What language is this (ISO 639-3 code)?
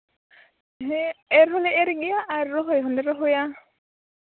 sat